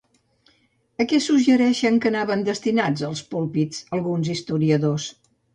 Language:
Catalan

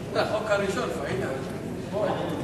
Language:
Hebrew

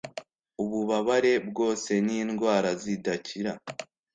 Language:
Kinyarwanda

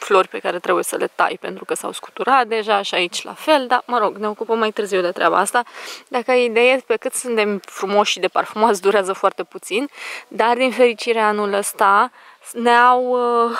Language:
Romanian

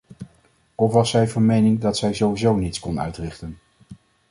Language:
Dutch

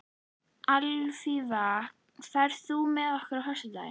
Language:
Icelandic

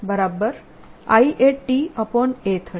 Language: Gujarati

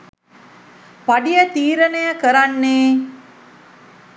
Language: Sinhala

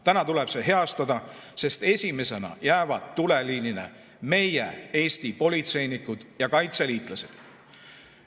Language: Estonian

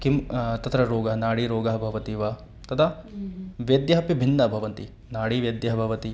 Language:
Sanskrit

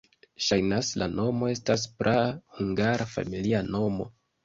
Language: Esperanto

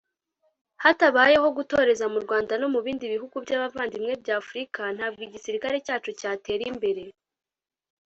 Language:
Kinyarwanda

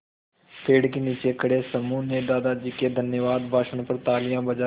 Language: Hindi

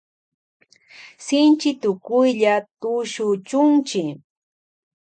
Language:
Loja Highland Quichua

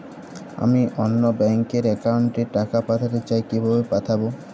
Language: Bangla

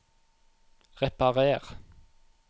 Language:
Norwegian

